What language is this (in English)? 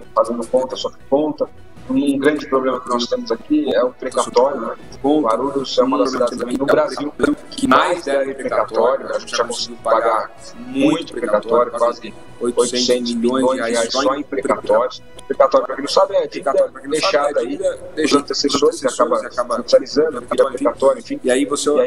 Portuguese